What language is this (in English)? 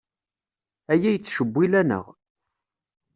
Kabyle